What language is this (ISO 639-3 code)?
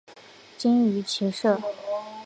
zho